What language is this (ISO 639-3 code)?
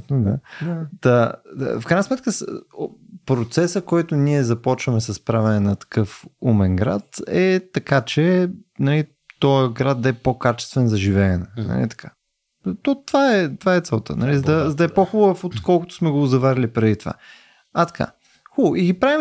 bul